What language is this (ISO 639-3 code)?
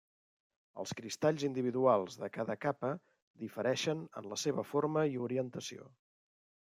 cat